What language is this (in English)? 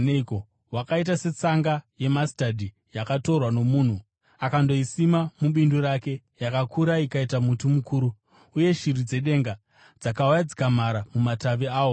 Shona